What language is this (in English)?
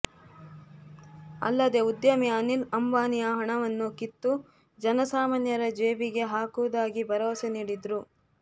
Kannada